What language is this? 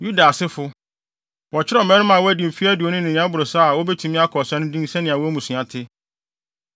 Akan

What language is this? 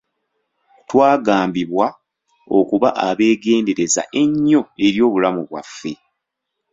Ganda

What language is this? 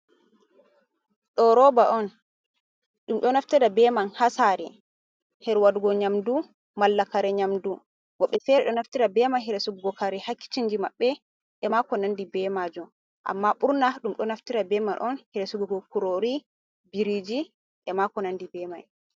Fula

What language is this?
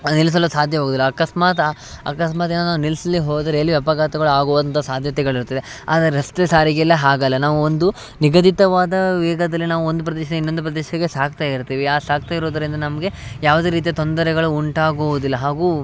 Kannada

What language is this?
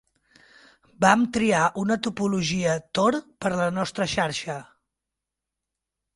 Catalan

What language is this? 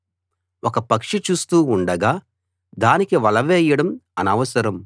Telugu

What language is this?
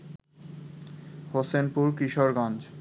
Bangla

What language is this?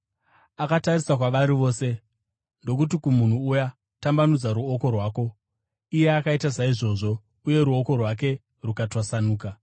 Shona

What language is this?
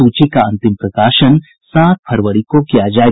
Hindi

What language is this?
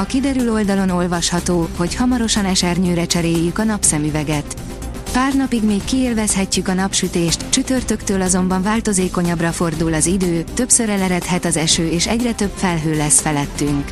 Hungarian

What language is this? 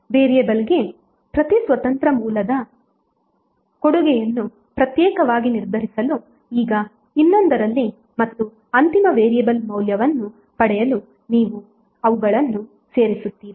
Kannada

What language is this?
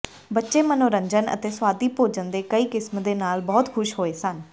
Punjabi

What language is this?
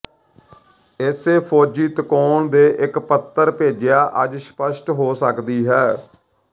Punjabi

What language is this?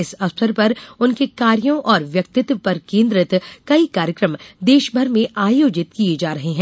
Hindi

